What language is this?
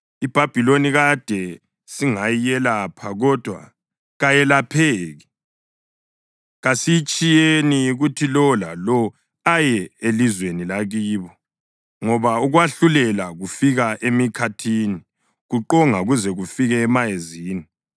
North Ndebele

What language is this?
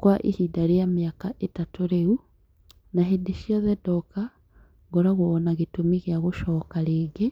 Kikuyu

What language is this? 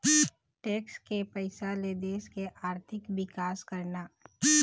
Chhattisgarhi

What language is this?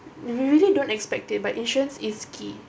English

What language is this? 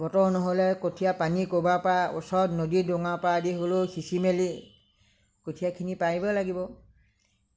Assamese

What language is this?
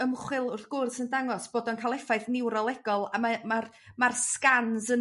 Welsh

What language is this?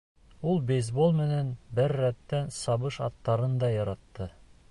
Bashkir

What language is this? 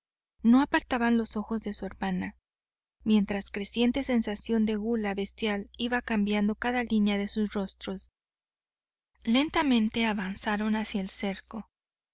Spanish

